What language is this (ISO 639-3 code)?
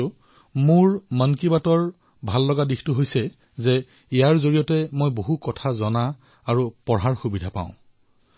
asm